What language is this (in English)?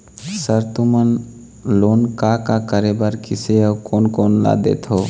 Chhattisgarhi